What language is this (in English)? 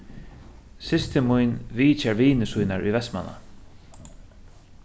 Faroese